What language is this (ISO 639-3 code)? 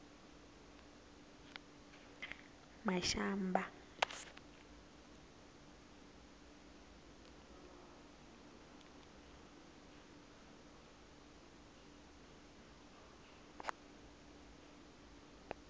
tso